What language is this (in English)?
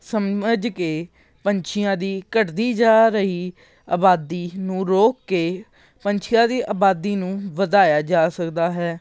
Punjabi